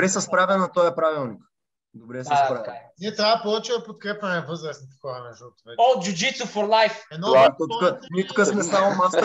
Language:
Bulgarian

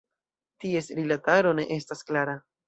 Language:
Esperanto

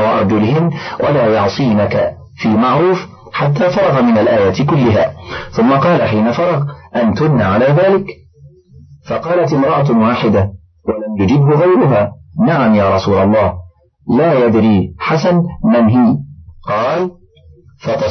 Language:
Arabic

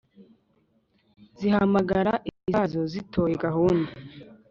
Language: Kinyarwanda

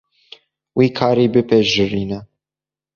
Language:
Kurdish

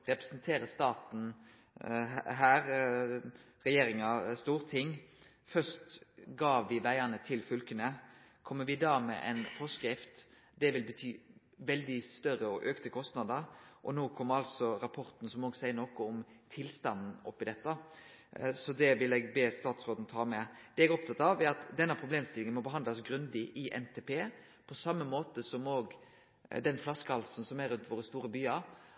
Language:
Norwegian Nynorsk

